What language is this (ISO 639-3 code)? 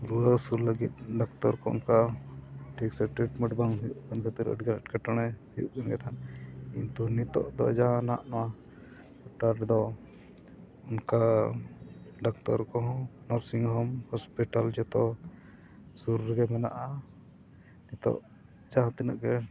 sat